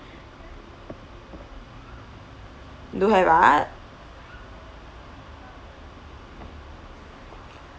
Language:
English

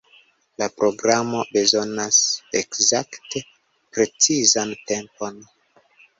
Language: Esperanto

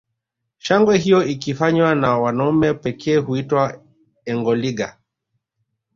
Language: Swahili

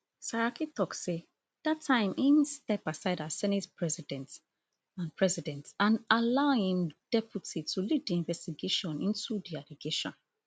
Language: Nigerian Pidgin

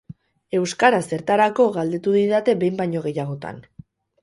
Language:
Basque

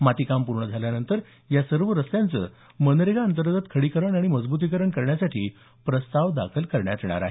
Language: Marathi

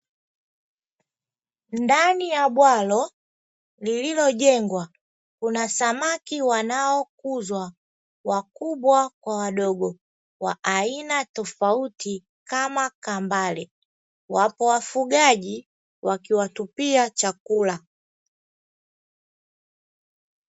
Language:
Swahili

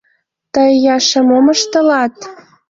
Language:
Mari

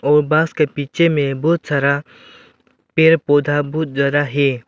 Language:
Hindi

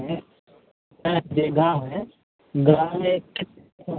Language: Maithili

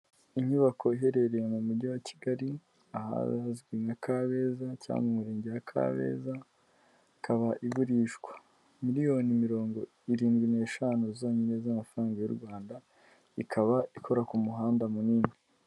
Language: Kinyarwanda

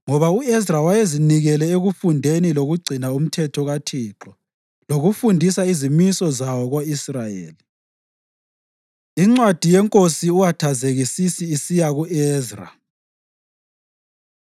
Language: North Ndebele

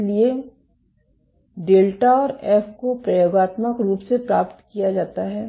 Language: Hindi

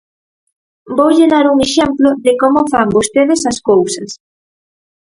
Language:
Galician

